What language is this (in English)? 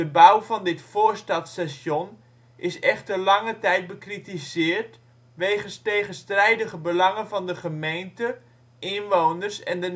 Dutch